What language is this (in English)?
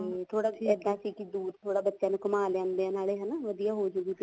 Punjabi